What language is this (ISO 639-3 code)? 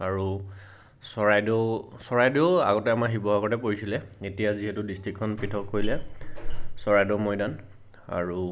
asm